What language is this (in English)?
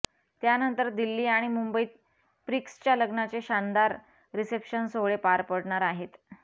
Marathi